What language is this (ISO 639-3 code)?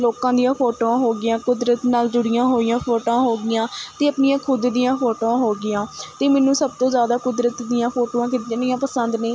pan